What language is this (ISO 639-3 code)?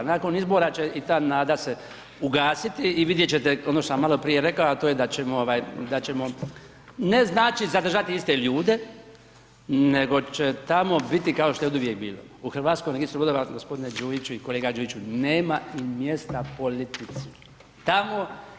hrv